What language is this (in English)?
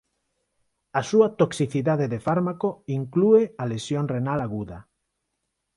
Galician